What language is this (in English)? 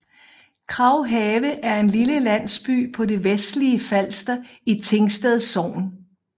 Danish